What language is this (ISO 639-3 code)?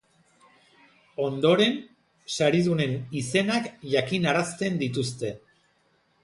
eus